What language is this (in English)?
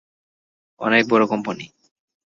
Bangla